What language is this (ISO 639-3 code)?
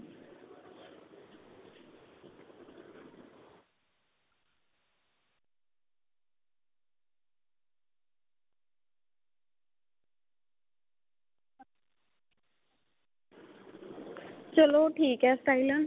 pan